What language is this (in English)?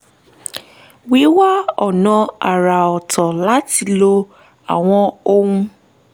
Yoruba